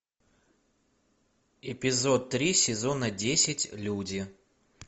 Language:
Russian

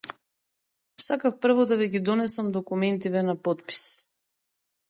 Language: Macedonian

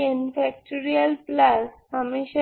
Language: Bangla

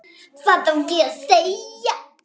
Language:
Icelandic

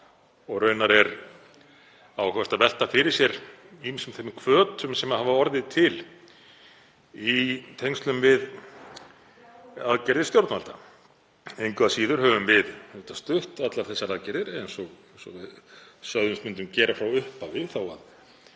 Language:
Icelandic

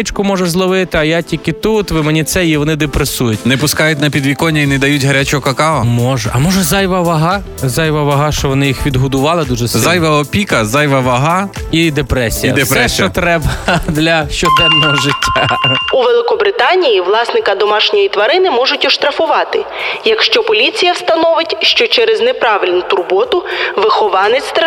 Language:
Ukrainian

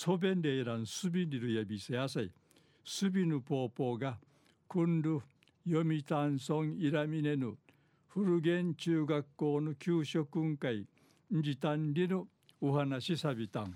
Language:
Japanese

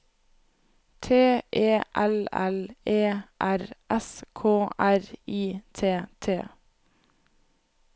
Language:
Norwegian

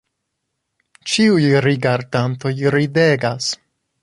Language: Esperanto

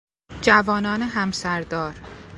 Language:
Persian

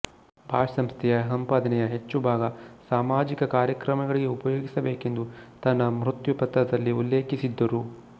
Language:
Kannada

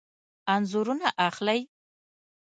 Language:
Pashto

